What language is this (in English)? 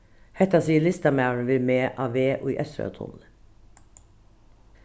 Faroese